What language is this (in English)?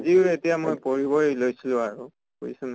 Assamese